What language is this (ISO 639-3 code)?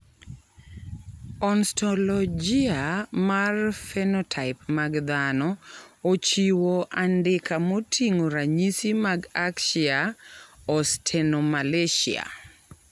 luo